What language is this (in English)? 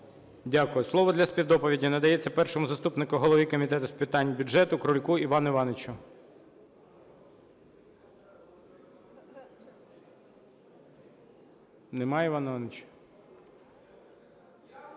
Ukrainian